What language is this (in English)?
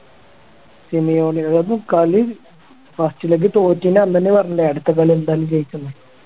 Malayalam